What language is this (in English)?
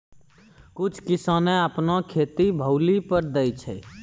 Maithili